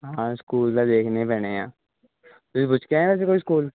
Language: Punjabi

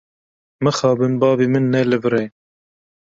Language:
Kurdish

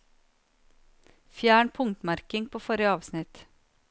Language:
Norwegian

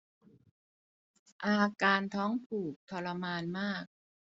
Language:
Thai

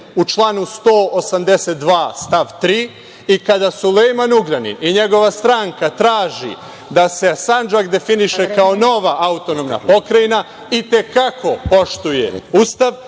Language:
Serbian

